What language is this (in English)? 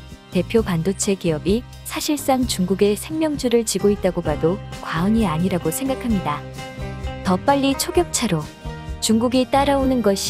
Korean